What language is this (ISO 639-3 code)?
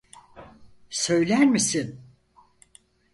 tur